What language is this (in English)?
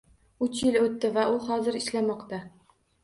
Uzbek